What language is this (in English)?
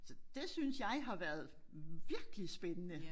Danish